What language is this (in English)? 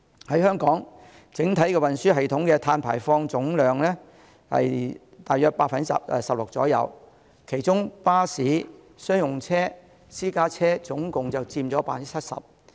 Cantonese